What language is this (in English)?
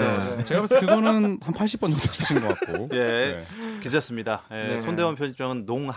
Korean